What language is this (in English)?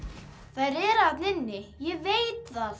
Icelandic